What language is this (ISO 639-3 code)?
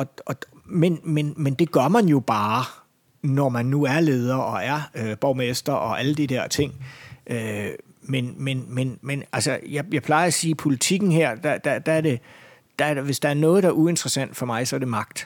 dan